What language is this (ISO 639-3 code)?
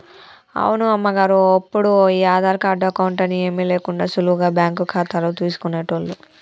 tel